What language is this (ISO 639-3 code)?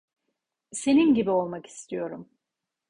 tur